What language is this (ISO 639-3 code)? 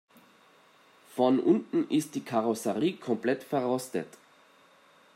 deu